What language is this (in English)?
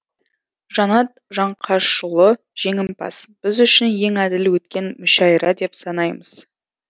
Kazakh